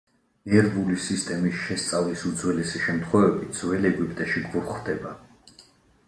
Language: Georgian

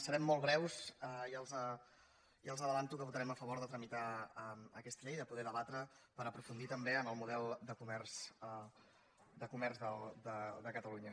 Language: Catalan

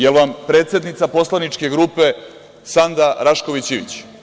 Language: Serbian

